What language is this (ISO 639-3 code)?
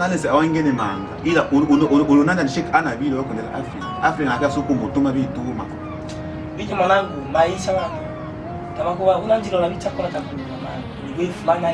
fra